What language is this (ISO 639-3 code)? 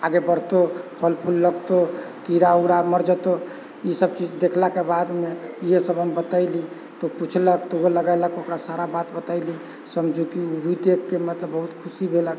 mai